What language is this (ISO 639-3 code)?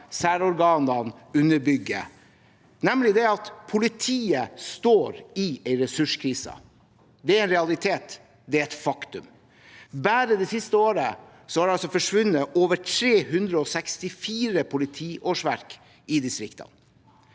nor